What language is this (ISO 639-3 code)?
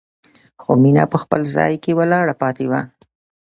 pus